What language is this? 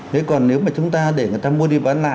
Vietnamese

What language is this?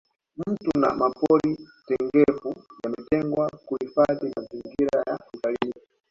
Swahili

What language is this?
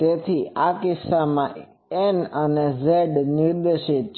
Gujarati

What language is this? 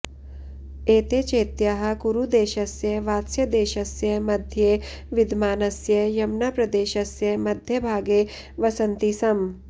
Sanskrit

